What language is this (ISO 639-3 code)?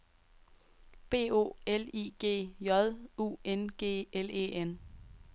dan